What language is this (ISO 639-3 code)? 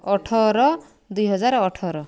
ori